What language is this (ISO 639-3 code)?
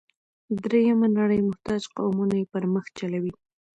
pus